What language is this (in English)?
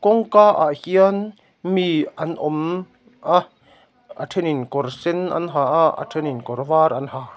Mizo